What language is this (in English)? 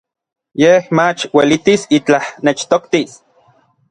Orizaba Nahuatl